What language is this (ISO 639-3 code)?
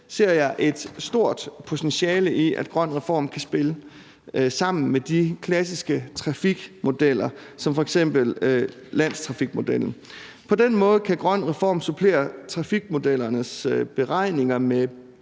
dan